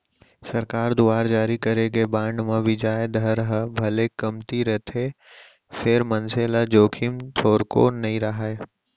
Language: Chhattisgarhi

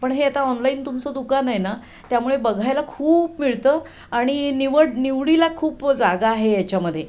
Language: Marathi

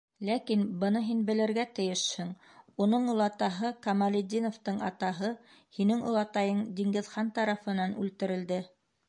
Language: Bashkir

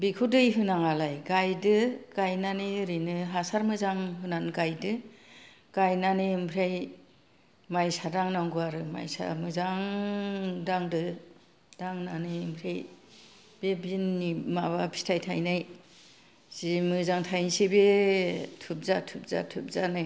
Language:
Bodo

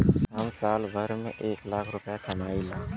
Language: Bhojpuri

